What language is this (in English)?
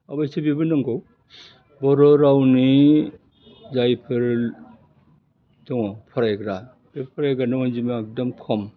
Bodo